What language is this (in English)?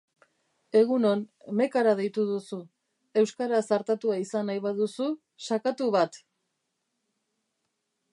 Basque